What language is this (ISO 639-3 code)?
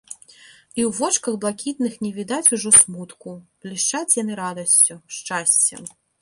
bel